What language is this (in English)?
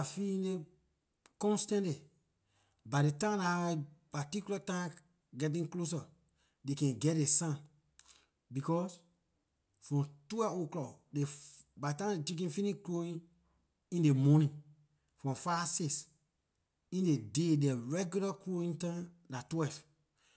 Liberian English